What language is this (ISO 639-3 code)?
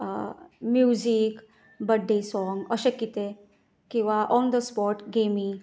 kok